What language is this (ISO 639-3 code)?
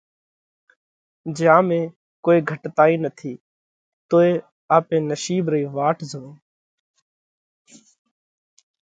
kvx